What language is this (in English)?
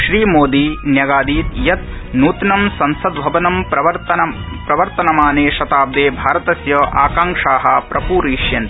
Sanskrit